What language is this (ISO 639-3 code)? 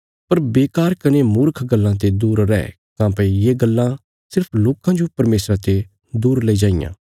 kfs